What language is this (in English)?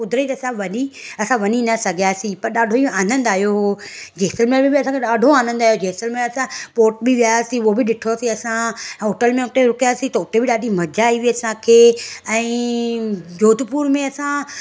Sindhi